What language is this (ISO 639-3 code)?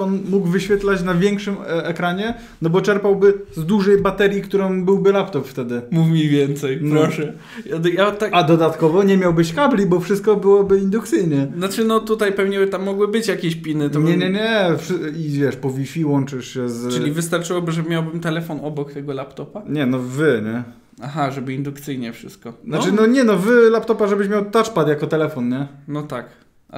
pol